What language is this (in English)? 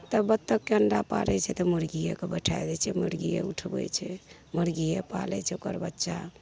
Maithili